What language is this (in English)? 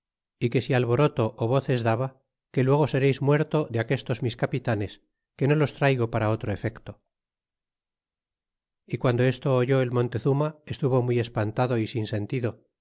Spanish